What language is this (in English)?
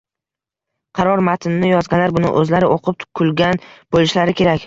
Uzbek